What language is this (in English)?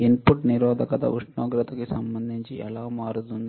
Telugu